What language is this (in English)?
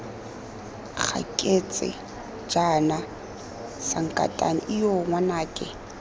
Tswana